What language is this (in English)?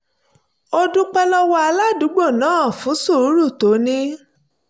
Yoruba